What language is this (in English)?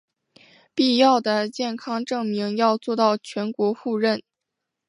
Chinese